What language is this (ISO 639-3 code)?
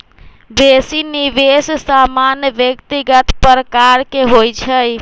mag